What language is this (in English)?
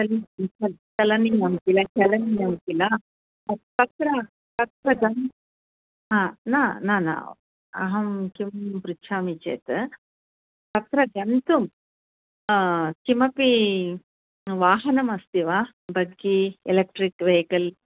Sanskrit